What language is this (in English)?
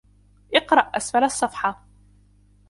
Arabic